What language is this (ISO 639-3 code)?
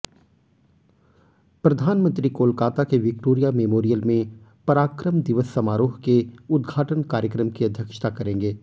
hin